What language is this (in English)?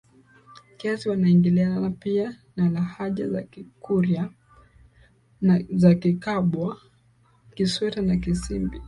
Swahili